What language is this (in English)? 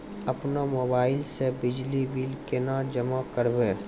Maithili